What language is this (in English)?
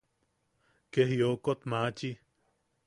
Yaqui